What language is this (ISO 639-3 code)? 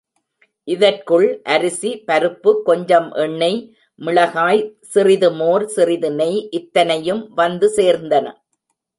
tam